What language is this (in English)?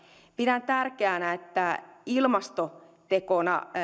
Finnish